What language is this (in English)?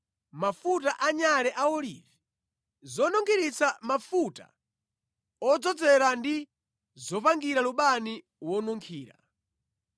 Nyanja